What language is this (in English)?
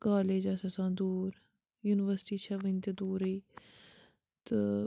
Kashmiri